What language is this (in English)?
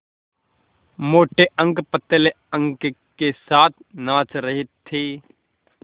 Hindi